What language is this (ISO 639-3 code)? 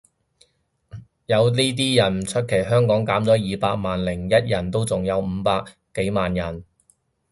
yue